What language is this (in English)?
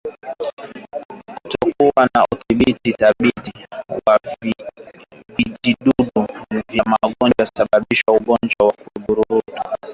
Swahili